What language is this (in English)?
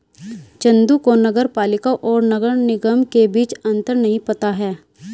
Hindi